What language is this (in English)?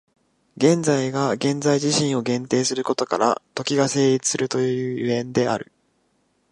Japanese